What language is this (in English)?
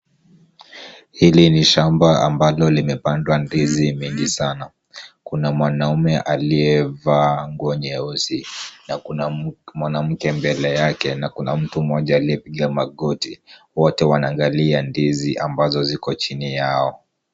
Swahili